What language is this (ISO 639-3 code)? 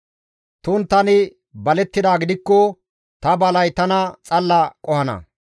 gmv